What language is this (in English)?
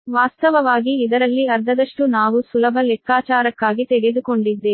Kannada